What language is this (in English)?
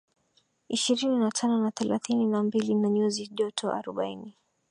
Swahili